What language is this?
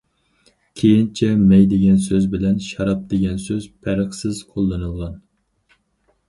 Uyghur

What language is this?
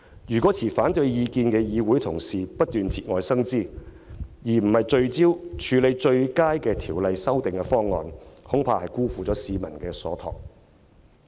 Cantonese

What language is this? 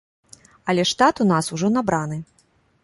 Belarusian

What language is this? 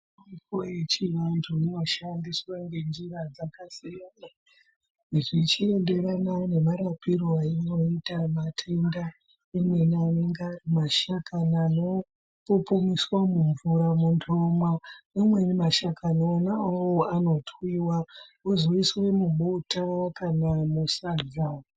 Ndau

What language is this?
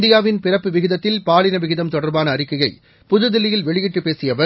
Tamil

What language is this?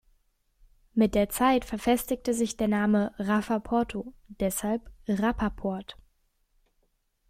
German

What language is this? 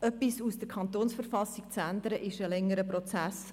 Swiss German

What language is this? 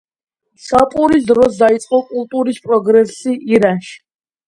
Georgian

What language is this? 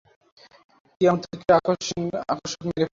Bangla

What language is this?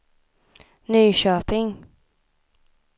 Swedish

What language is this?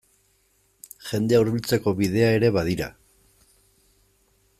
Basque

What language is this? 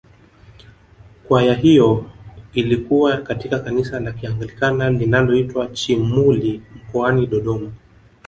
Swahili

